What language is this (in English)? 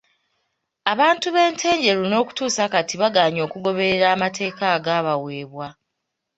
Ganda